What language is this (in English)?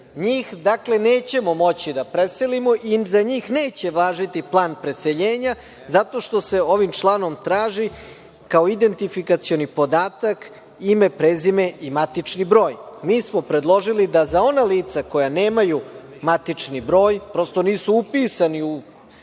Serbian